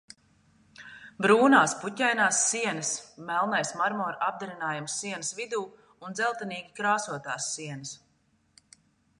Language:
Latvian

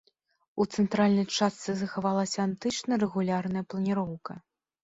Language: Belarusian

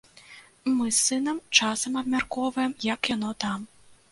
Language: Belarusian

